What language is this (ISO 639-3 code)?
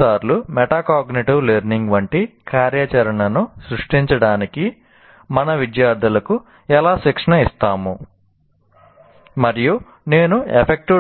tel